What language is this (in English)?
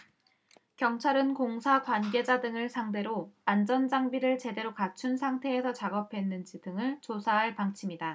Korean